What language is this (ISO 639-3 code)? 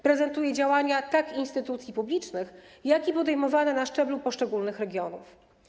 pol